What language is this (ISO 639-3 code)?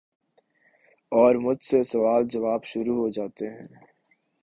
urd